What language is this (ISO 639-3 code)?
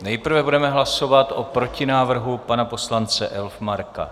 ces